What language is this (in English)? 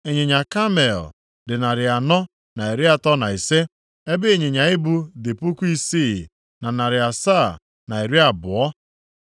Igbo